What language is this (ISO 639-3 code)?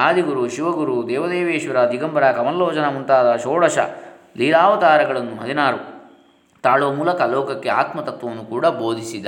kan